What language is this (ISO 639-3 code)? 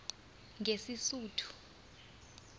nbl